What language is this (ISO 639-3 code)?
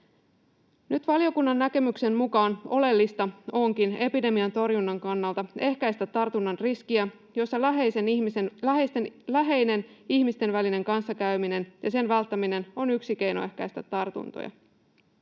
fin